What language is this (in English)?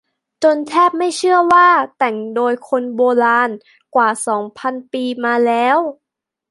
Thai